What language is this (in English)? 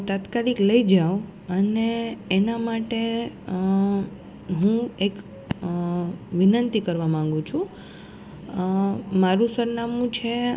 Gujarati